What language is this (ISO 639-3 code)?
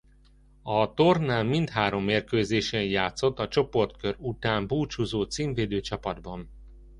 hun